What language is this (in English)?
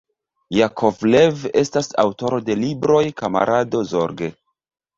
Esperanto